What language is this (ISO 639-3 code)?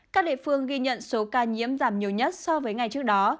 vie